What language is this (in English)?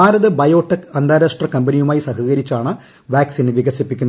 Malayalam